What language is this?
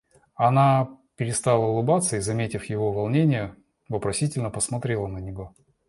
Russian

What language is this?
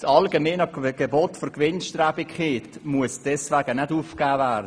Swiss German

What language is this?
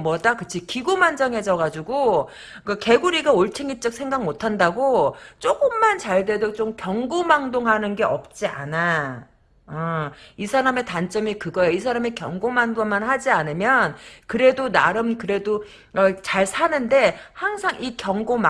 Korean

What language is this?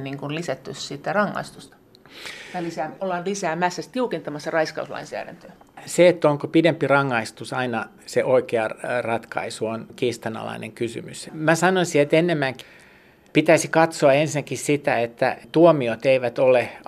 Finnish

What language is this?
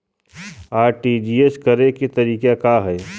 Bhojpuri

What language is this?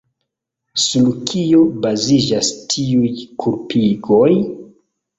Esperanto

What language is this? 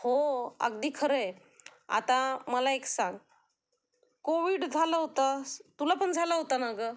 Marathi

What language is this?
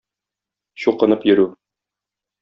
Tatar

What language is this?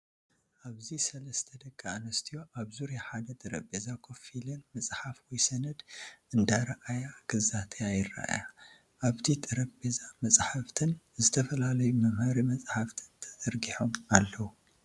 Tigrinya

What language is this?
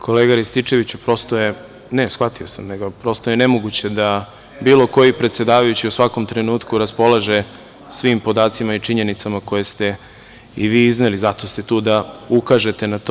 Serbian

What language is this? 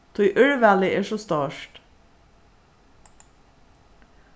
Faroese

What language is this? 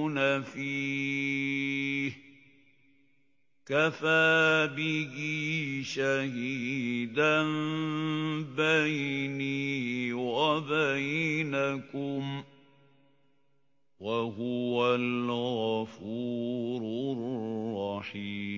Arabic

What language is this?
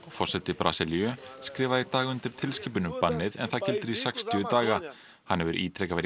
Icelandic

